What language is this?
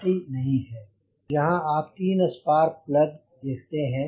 Hindi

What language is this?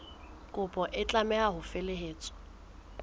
Southern Sotho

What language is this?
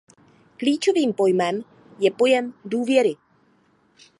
Czech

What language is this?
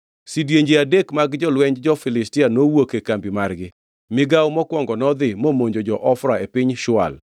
Luo (Kenya and Tanzania)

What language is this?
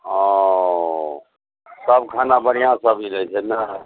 Maithili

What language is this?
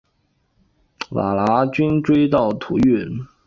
Chinese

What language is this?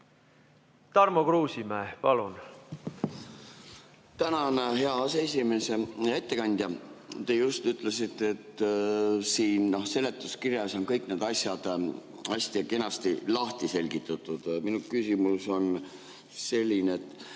Estonian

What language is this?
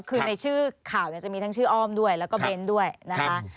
Thai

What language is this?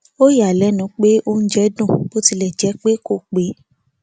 Yoruba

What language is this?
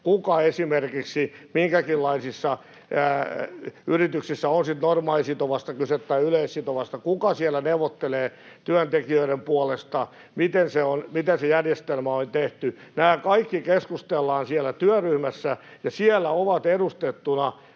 Finnish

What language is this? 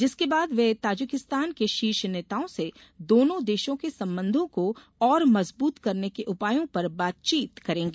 Hindi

